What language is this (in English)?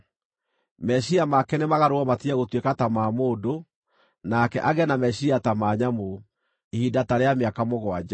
Kikuyu